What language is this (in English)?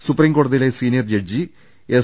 Malayalam